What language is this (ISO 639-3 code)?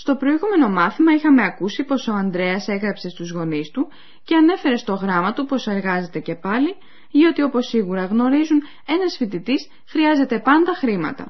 ell